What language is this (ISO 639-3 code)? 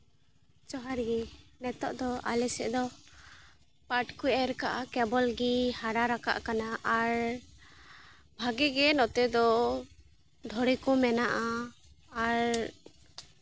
sat